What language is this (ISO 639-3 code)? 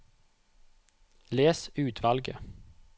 nor